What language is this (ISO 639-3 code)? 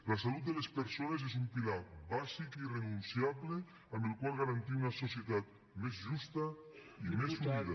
cat